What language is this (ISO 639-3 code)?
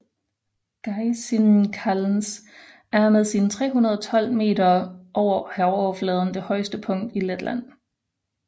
dan